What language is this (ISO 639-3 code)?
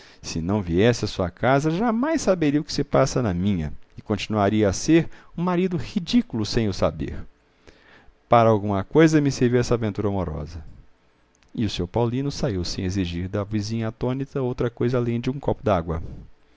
por